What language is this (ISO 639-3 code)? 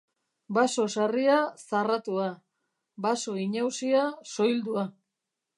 eus